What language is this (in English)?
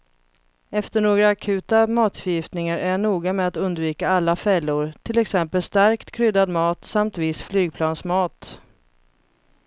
Swedish